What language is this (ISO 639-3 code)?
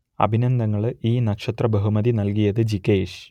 mal